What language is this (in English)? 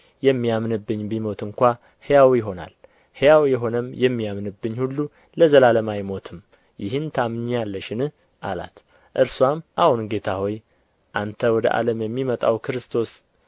Amharic